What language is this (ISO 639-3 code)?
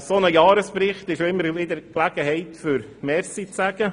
gsw